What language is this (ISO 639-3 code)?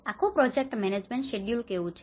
guj